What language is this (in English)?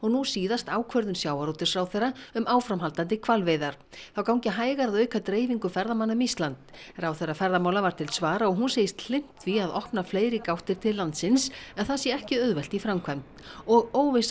Icelandic